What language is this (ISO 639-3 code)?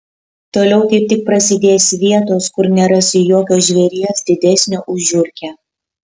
lit